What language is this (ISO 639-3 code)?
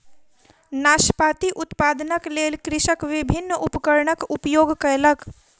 mai